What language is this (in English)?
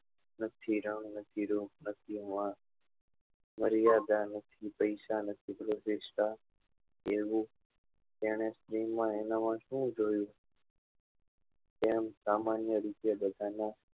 Gujarati